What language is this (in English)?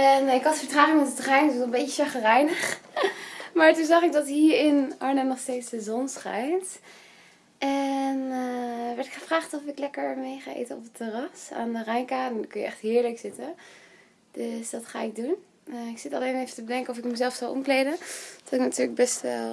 Dutch